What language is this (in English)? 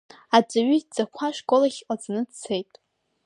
Abkhazian